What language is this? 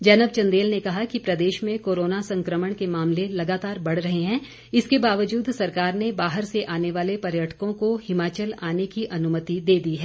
Hindi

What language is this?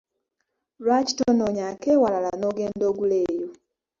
Ganda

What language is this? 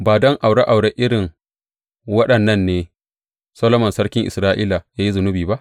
Hausa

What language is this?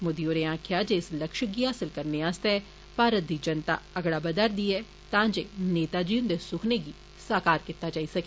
Dogri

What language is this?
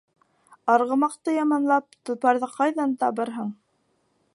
Bashkir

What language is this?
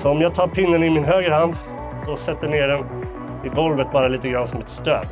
Swedish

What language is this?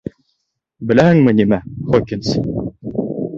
Bashkir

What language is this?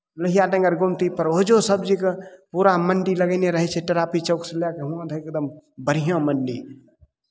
Maithili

